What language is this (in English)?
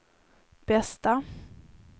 Swedish